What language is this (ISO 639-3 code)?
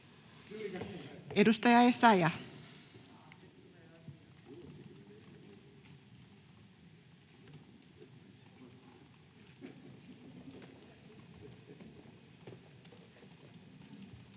fin